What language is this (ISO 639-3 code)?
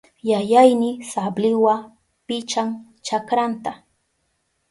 qup